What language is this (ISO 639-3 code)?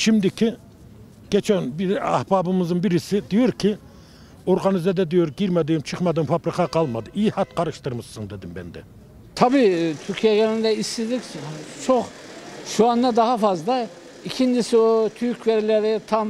tur